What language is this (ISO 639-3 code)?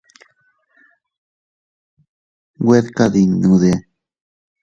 cut